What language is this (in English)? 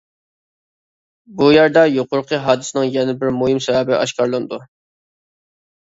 Uyghur